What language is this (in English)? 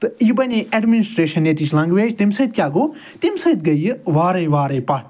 Kashmiri